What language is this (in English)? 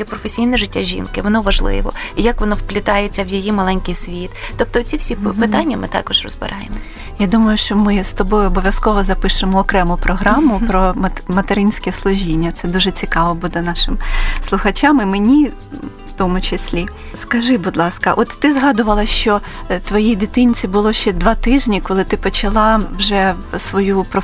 Ukrainian